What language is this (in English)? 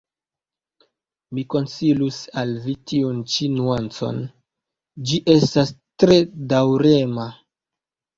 Esperanto